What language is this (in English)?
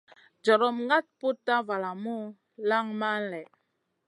Masana